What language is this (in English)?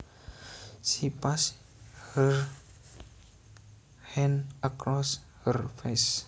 Javanese